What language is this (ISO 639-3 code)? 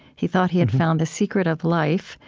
eng